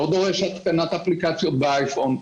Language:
Hebrew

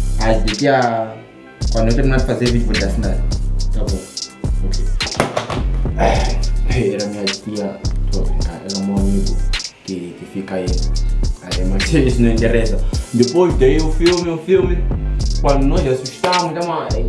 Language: Portuguese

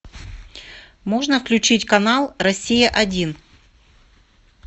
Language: Russian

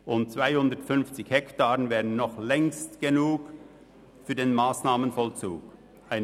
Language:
Swiss German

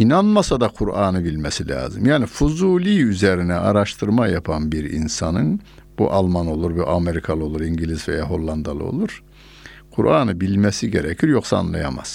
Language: Turkish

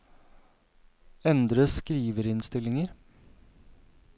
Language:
Norwegian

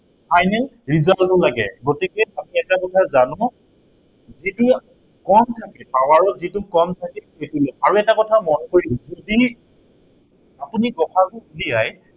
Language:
Assamese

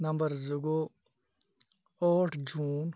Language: Kashmiri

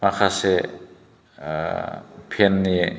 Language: Bodo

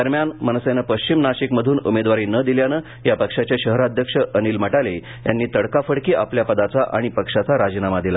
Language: Marathi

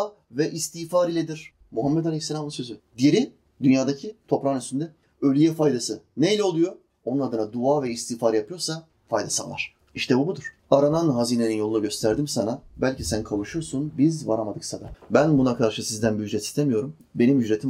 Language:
Turkish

